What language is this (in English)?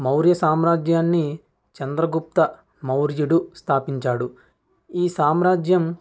Telugu